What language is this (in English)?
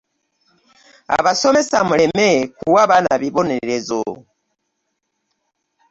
Ganda